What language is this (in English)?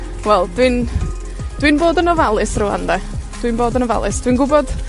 Welsh